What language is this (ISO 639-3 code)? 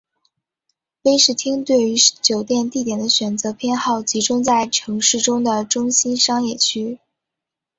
zho